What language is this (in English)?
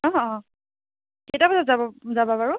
Assamese